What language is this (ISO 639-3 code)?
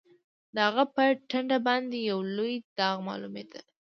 pus